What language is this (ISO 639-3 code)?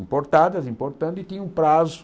por